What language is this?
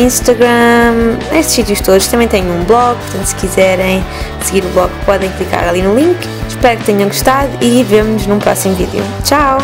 Portuguese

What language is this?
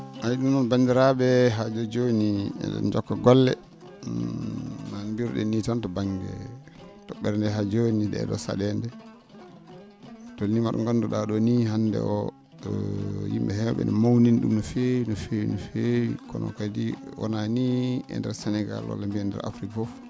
Fula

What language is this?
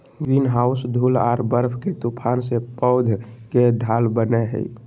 Magahi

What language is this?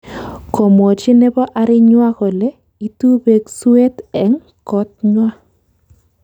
Kalenjin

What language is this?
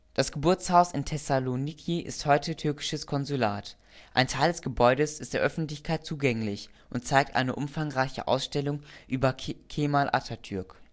German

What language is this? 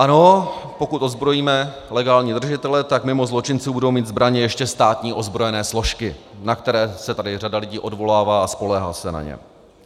Czech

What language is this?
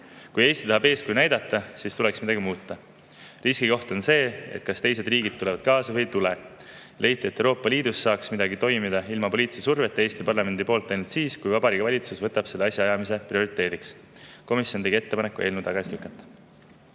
Estonian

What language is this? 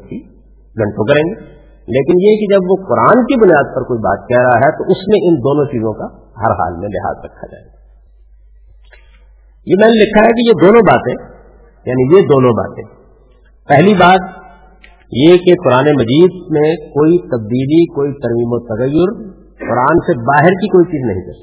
Urdu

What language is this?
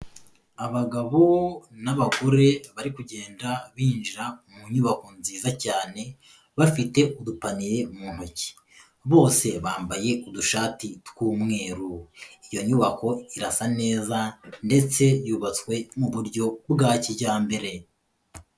Kinyarwanda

